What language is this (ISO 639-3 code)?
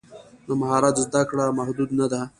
pus